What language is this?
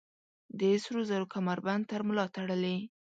Pashto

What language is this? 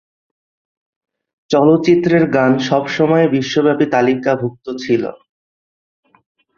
Bangla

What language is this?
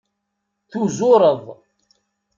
Kabyle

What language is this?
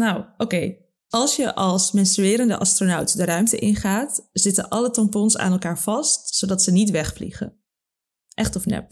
Dutch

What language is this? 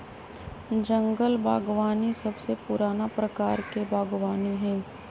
Magahi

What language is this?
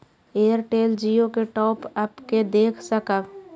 Maithili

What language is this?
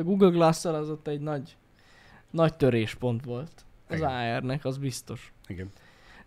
Hungarian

